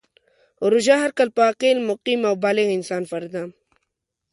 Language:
Pashto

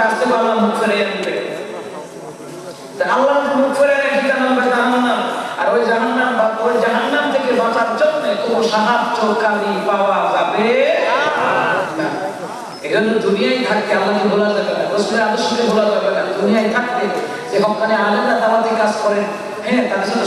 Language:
Bangla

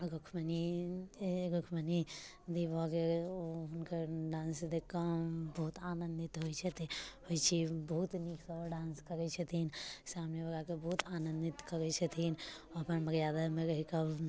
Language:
Maithili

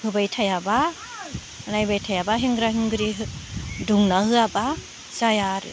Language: Bodo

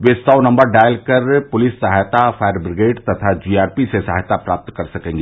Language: Hindi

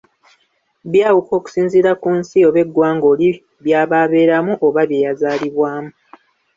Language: Ganda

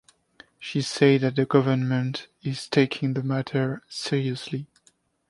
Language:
English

